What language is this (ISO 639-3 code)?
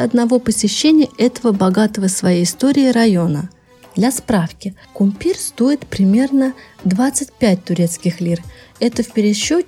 rus